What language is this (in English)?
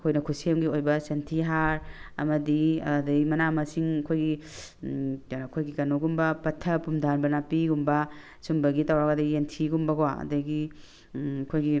Manipuri